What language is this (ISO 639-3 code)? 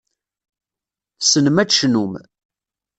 kab